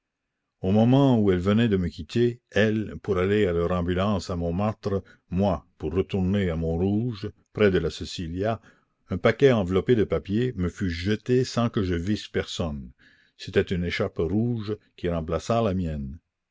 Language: French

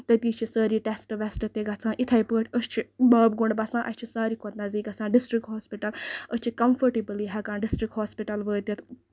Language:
Kashmiri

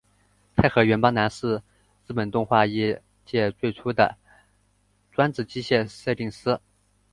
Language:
Chinese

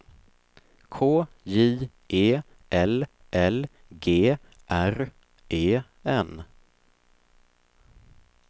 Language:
Swedish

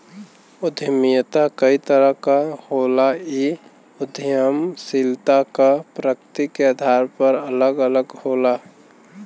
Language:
Bhojpuri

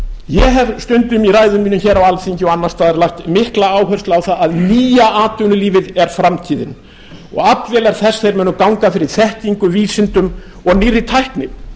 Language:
Icelandic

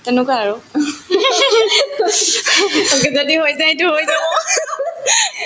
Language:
Assamese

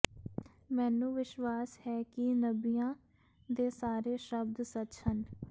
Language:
Punjabi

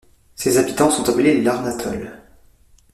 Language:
French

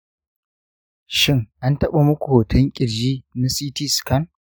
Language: Hausa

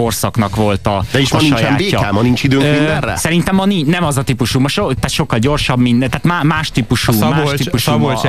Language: Hungarian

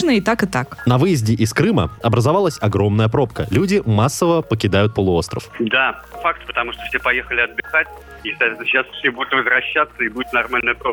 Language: Russian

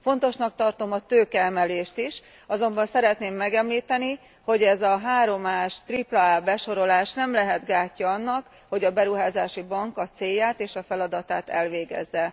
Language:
Hungarian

